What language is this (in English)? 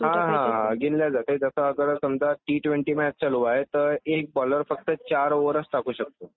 Marathi